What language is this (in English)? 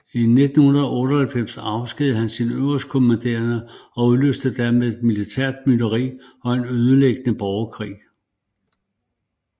Danish